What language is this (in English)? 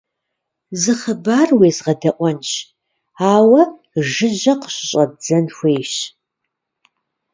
Kabardian